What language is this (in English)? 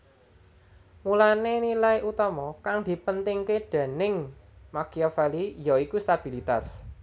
Javanese